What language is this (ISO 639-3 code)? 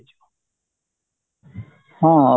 ori